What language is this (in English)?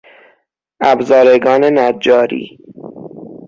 Persian